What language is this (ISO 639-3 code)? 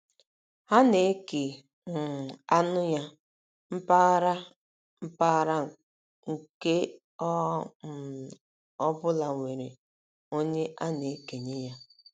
ibo